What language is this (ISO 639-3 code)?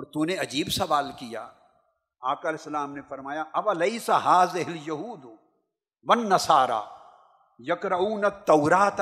urd